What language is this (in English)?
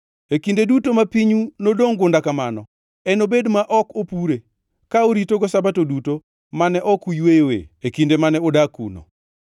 Luo (Kenya and Tanzania)